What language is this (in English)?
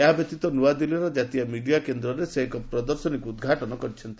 Odia